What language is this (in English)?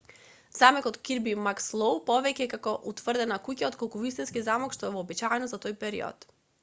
Macedonian